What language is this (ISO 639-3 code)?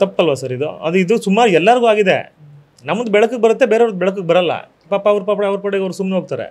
kan